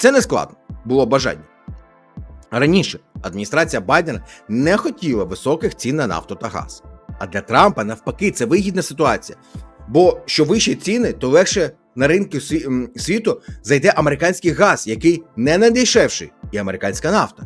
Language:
Ukrainian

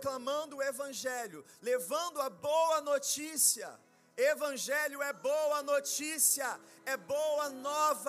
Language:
Portuguese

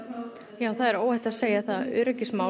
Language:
Icelandic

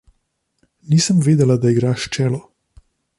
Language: Slovenian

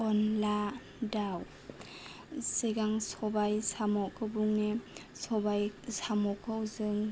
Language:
Bodo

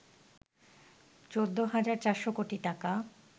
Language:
Bangla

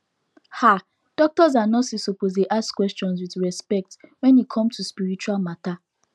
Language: Nigerian Pidgin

